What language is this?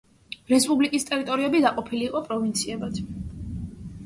Georgian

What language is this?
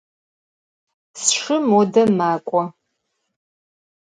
Adyghe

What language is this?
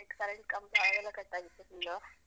Kannada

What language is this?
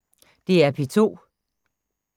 Danish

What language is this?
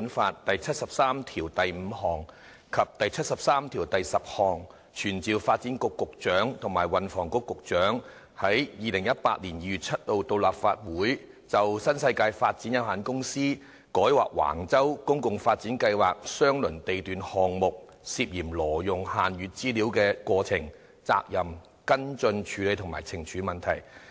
Cantonese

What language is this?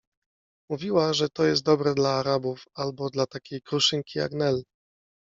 Polish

